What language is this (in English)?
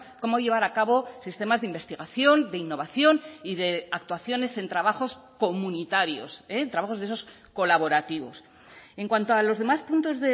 Spanish